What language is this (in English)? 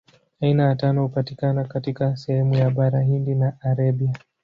Swahili